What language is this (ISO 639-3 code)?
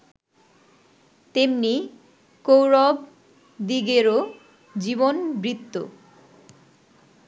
ben